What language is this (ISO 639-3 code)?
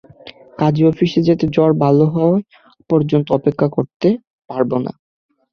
ben